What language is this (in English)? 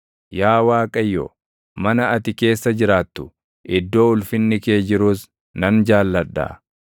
Oromo